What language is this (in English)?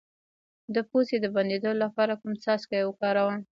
Pashto